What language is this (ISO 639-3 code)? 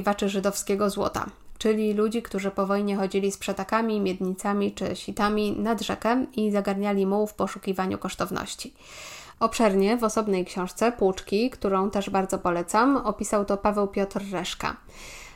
pol